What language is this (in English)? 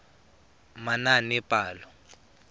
Tswana